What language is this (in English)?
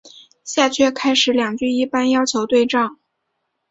Chinese